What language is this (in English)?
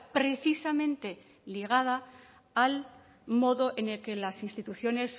Spanish